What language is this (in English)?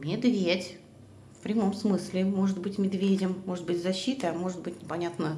Russian